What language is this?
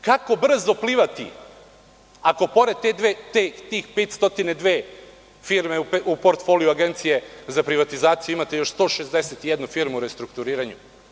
Serbian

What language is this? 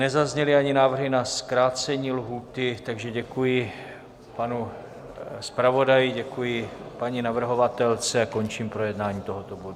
Czech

